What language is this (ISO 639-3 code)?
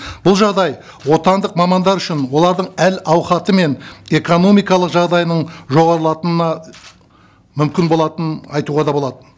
kaz